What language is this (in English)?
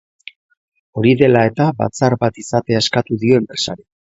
Basque